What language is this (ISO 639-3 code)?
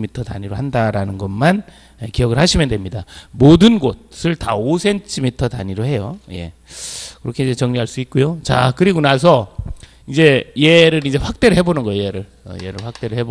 kor